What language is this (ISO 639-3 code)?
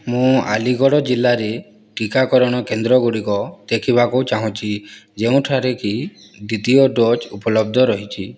ori